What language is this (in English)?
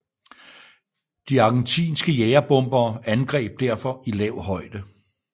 Danish